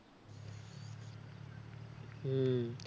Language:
Bangla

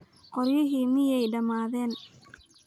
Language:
Somali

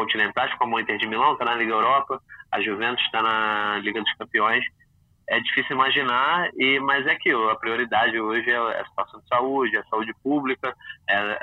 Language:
Portuguese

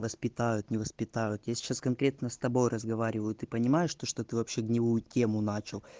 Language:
Russian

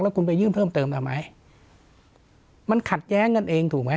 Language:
Thai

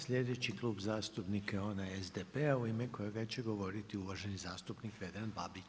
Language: Croatian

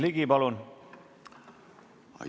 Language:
Estonian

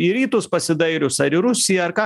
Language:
Lithuanian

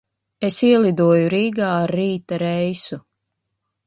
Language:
Latvian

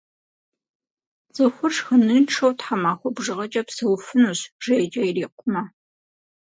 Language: Kabardian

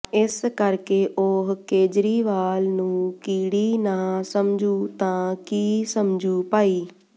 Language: Punjabi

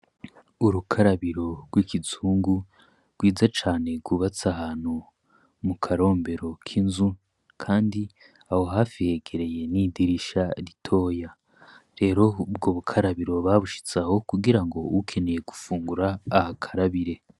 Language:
Rundi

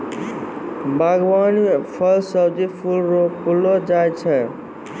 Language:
Maithili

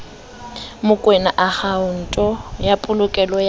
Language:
Southern Sotho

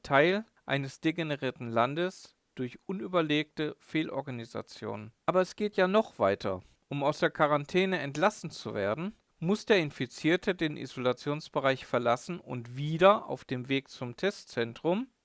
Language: German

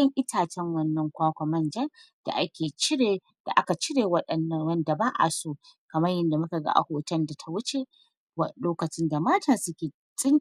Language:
Hausa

